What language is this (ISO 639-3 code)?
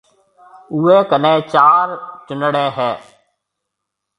mve